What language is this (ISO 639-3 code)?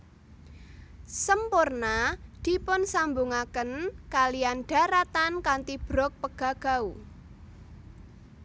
jav